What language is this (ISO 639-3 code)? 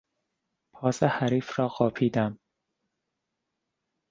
fas